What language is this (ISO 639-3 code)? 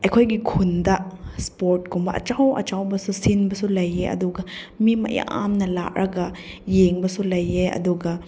mni